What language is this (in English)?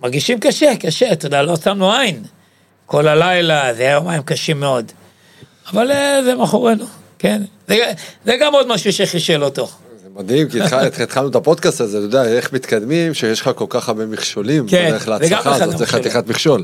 Hebrew